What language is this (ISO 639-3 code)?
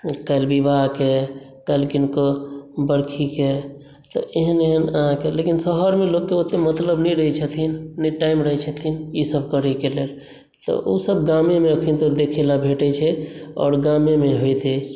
mai